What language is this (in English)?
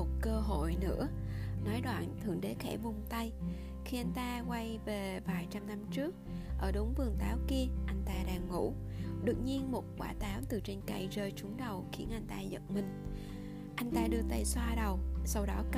Vietnamese